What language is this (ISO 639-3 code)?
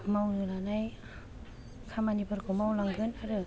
brx